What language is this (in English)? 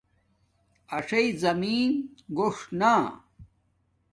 Domaaki